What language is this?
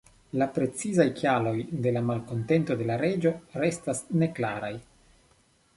Esperanto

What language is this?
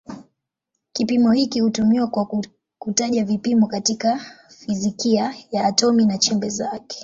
Swahili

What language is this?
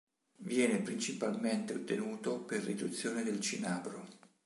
Italian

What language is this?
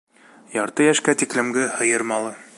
Bashkir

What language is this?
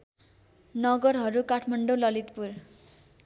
Nepali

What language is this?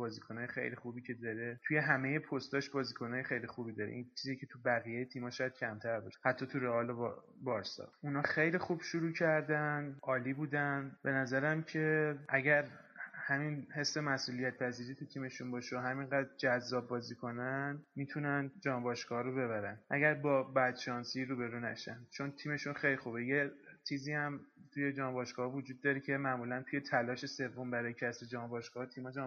Persian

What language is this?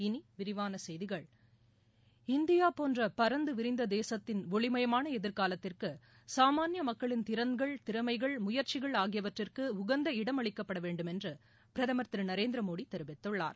Tamil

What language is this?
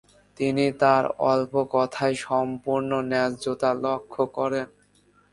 Bangla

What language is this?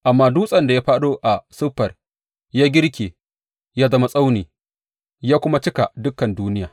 Hausa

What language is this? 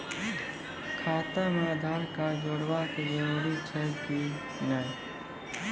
Maithili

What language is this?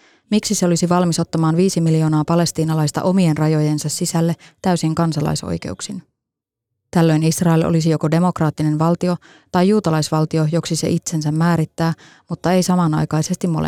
Finnish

